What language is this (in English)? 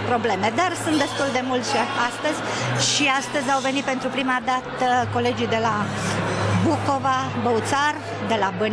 Romanian